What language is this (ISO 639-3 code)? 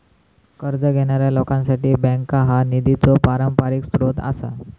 mar